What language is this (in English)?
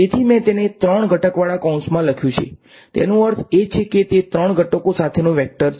Gujarati